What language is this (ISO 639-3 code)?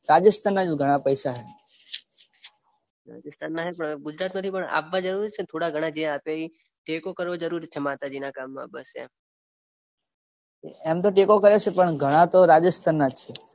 guj